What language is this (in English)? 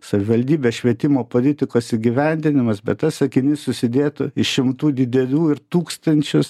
Lithuanian